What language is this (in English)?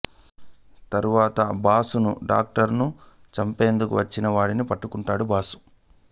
Telugu